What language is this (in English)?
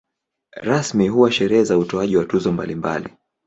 Swahili